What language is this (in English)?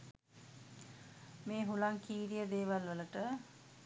Sinhala